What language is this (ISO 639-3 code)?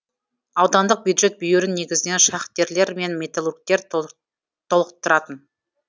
kaz